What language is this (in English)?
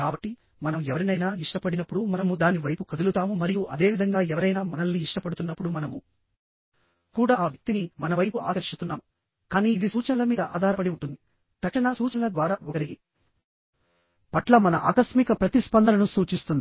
Telugu